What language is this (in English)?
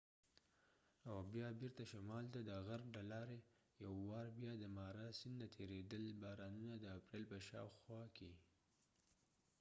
Pashto